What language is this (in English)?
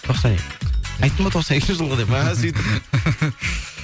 Kazakh